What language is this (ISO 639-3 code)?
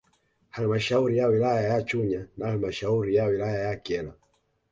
swa